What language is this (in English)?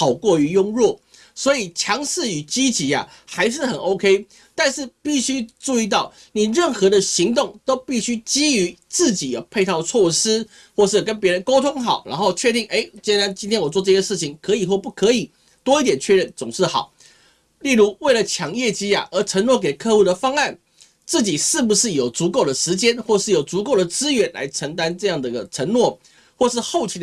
Chinese